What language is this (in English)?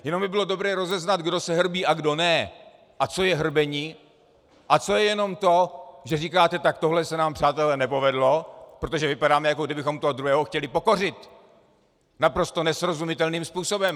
Czech